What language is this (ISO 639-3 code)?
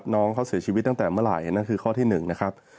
tha